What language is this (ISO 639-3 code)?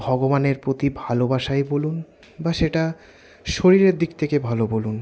ben